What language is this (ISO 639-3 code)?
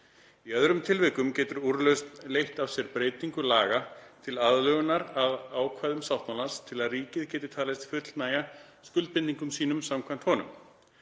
isl